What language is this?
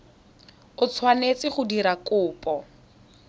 Tswana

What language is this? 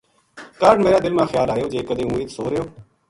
Gujari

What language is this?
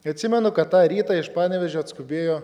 Lithuanian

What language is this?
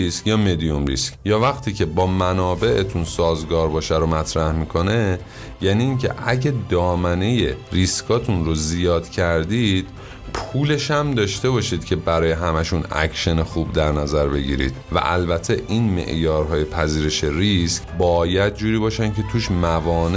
Persian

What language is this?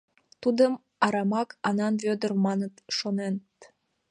Mari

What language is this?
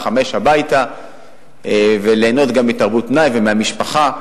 Hebrew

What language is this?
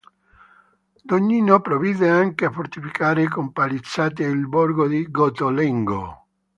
Italian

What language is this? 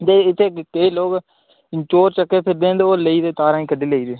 Dogri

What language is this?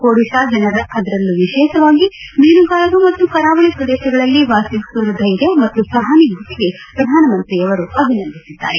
Kannada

